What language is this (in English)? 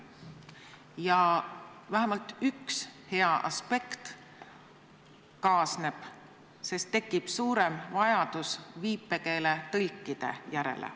Estonian